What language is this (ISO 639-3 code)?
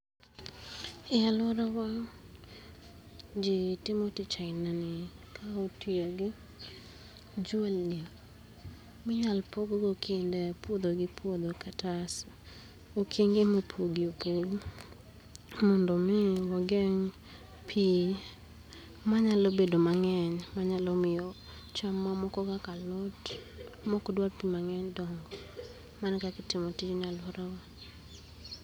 luo